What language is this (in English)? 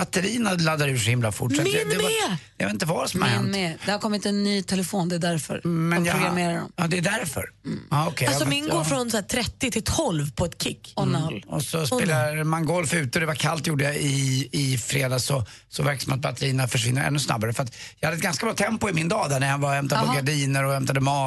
Swedish